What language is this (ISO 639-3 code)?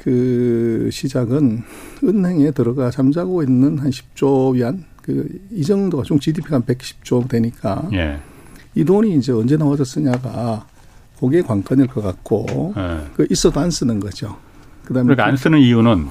kor